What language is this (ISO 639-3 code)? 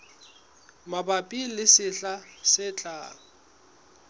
sot